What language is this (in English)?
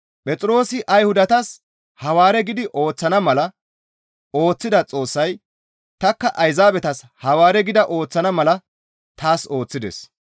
Gamo